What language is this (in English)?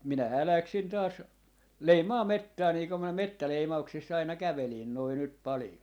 Finnish